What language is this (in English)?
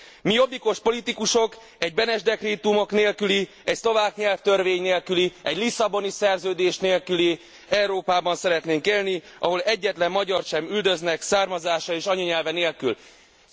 Hungarian